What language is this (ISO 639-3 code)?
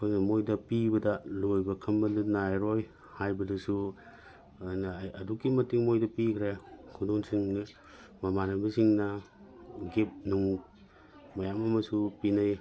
mni